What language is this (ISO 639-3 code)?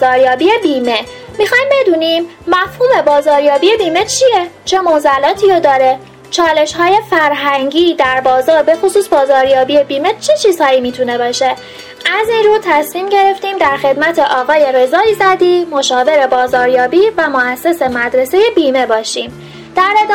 fas